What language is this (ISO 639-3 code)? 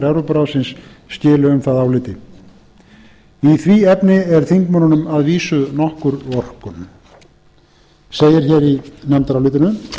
isl